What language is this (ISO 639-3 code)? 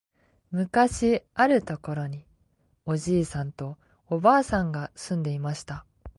jpn